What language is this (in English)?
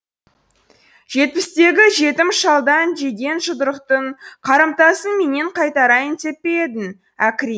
Kazakh